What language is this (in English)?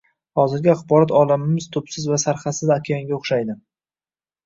Uzbek